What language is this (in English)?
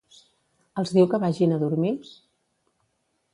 Catalan